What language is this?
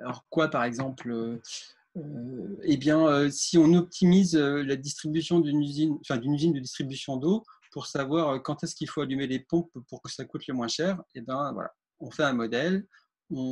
French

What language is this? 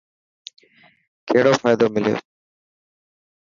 Dhatki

